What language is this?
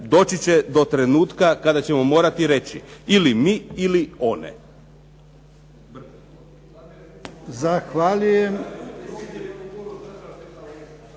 Croatian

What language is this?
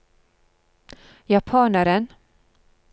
Norwegian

